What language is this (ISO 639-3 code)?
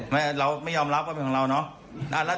tha